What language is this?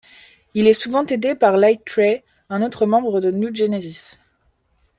French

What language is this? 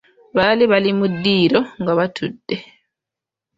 Ganda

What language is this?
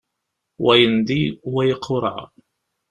Kabyle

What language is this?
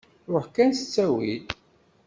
Kabyle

